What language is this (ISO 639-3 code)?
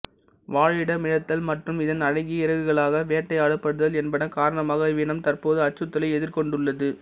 tam